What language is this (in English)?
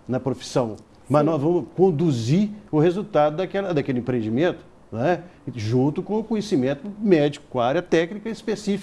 Portuguese